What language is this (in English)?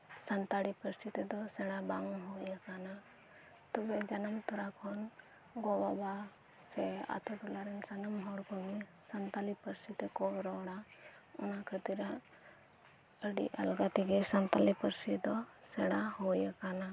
Santali